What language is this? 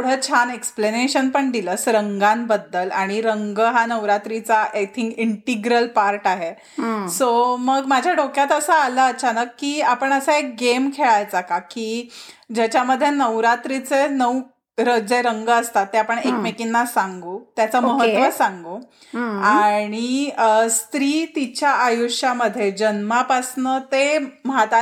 Marathi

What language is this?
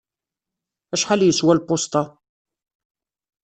Kabyle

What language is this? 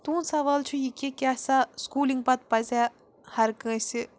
Kashmiri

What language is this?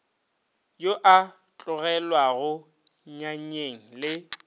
Northern Sotho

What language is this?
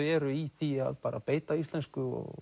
Icelandic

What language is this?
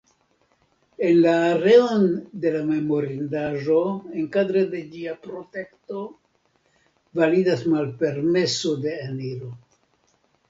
Esperanto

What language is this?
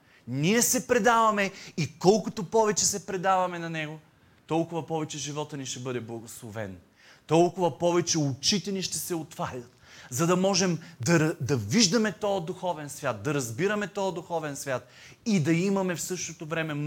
Bulgarian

